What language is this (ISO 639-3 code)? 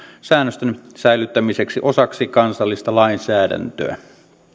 fin